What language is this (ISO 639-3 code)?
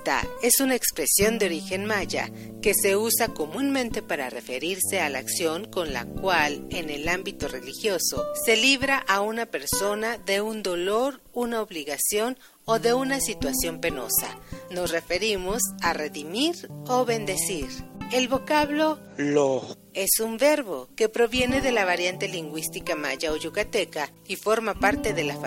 spa